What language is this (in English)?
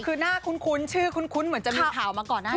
Thai